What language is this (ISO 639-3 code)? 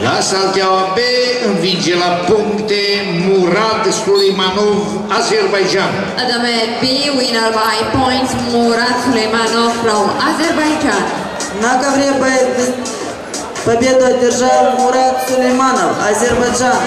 ron